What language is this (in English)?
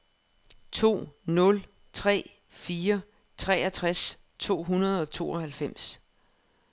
Danish